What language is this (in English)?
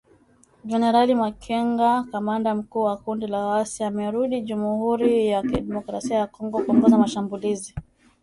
Swahili